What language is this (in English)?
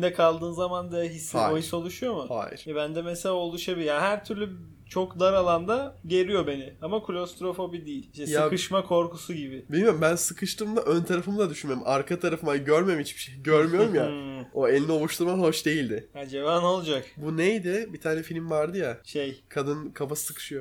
Turkish